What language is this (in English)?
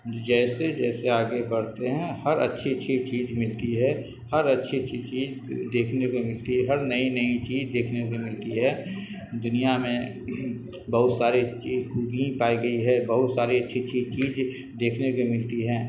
Urdu